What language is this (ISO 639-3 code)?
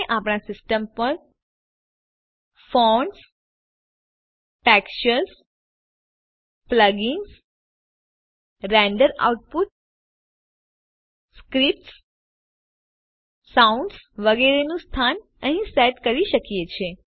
guj